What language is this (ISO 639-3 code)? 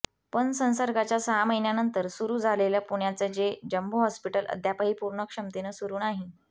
mar